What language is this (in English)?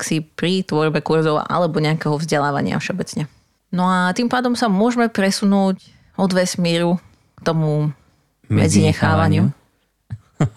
Slovak